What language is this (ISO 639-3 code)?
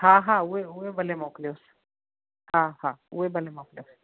snd